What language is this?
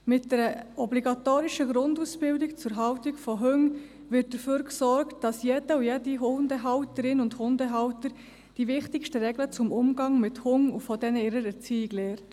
Swiss German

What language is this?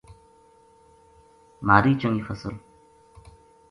Gujari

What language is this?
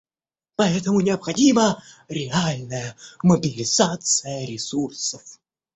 Russian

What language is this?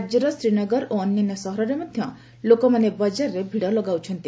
Odia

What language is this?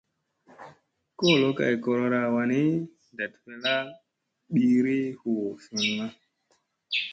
Musey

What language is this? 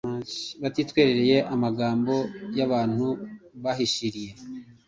Kinyarwanda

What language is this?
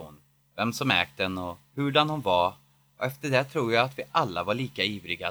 Swedish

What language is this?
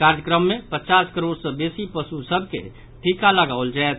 Maithili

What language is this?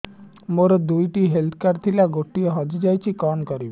Odia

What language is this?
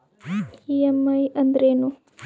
Kannada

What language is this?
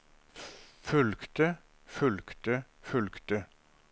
Norwegian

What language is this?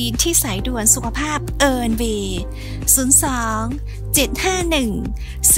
Thai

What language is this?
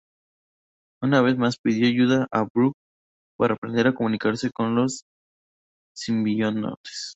Spanish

